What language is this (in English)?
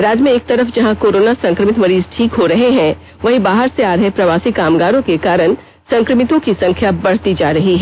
Hindi